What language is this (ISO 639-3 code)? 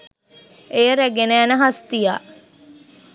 sin